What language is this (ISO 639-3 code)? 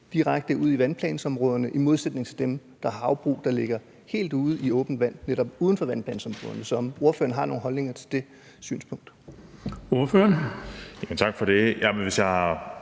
dan